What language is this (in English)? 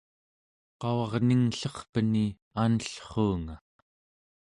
Central Yupik